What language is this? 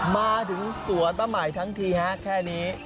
Thai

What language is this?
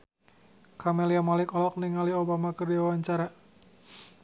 Sundanese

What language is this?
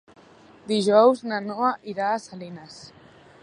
Catalan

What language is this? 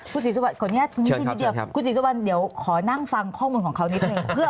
Thai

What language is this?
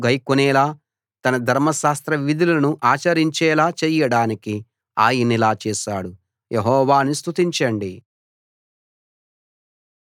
Telugu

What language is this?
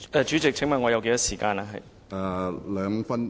Cantonese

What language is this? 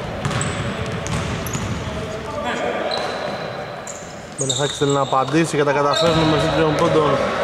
Greek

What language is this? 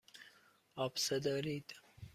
Persian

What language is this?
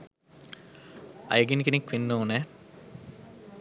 Sinhala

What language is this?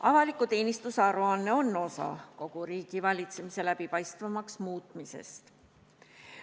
Estonian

